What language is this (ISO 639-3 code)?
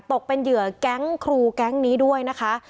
tha